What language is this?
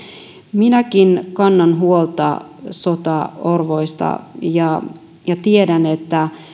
Finnish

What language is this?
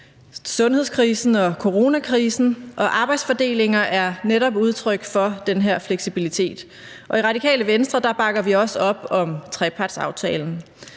Danish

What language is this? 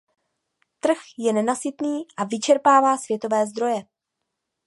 Czech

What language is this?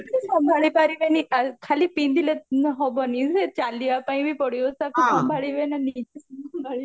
Odia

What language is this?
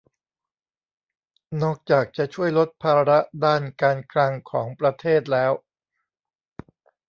Thai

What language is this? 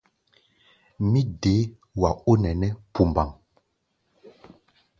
Gbaya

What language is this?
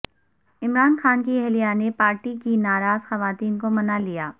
Urdu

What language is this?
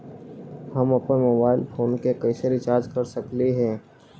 Magahi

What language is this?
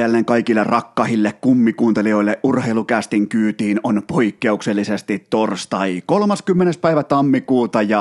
Finnish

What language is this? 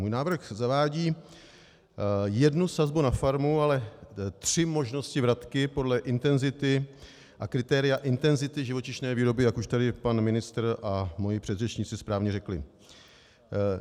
Czech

